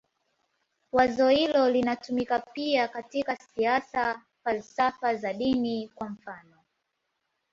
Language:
Swahili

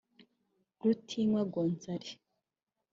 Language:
Kinyarwanda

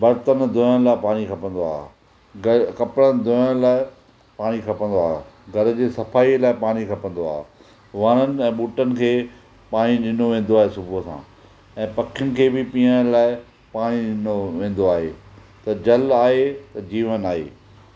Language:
Sindhi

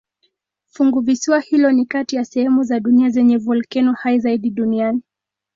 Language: Swahili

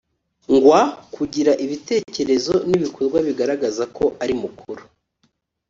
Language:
Kinyarwanda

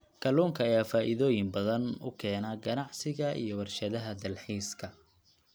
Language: Somali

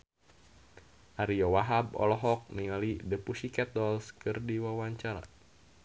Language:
Sundanese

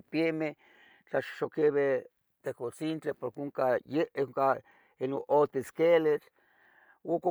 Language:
Tetelcingo Nahuatl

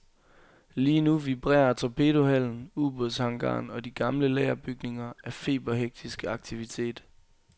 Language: Danish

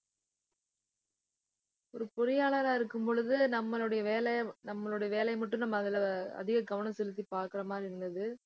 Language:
Tamil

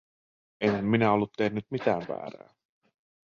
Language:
Finnish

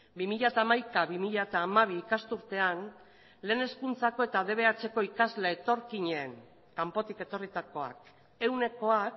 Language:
Basque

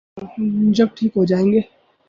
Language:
Urdu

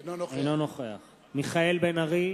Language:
Hebrew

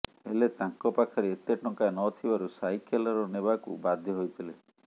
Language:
Odia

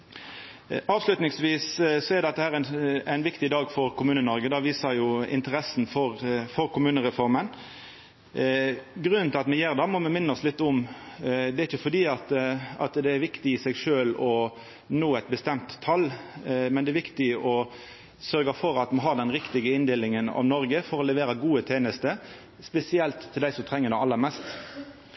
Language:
Norwegian Nynorsk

